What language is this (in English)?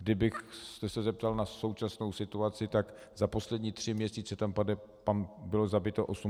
Czech